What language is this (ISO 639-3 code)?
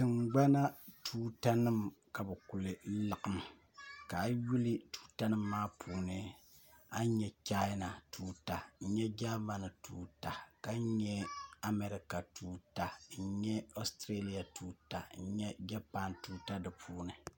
dag